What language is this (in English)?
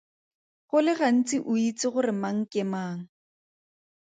Tswana